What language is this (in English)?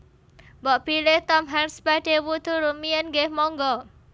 Javanese